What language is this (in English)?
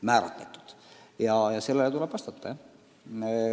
Estonian